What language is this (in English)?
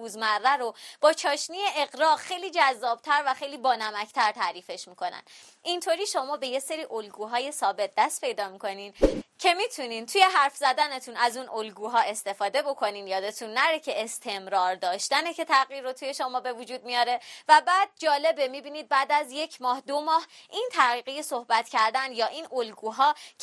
Persian